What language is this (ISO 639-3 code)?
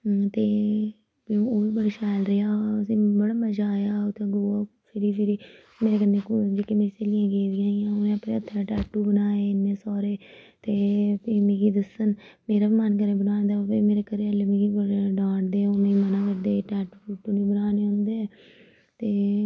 doi